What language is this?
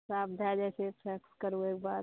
Maithili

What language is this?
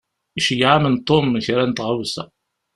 Kabyle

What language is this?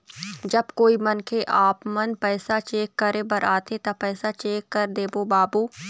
Chhattisgarhi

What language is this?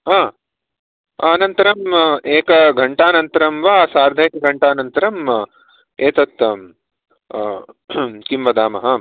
Sanskrit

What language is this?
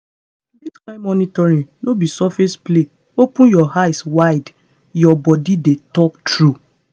Nigerian Pidgin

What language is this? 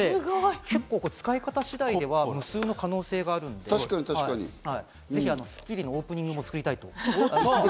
Japanese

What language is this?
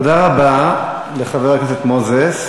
Hebrew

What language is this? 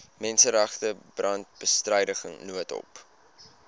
Afrikaans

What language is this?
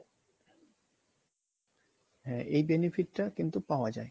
Bangla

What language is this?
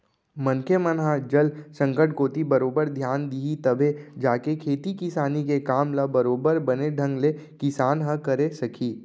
Chhattisgarhi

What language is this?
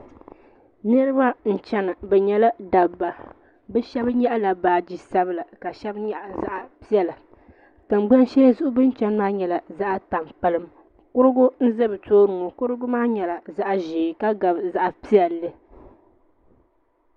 Dagbani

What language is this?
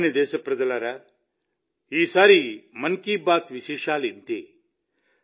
Telugu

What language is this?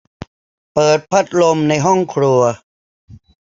Thai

